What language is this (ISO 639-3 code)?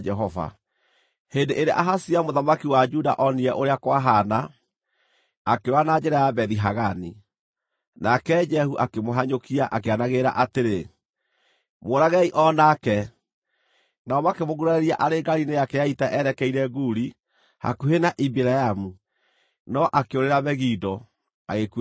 kik